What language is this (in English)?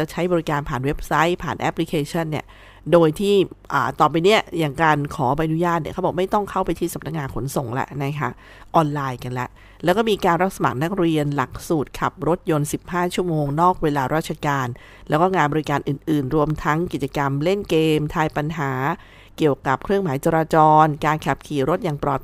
Thai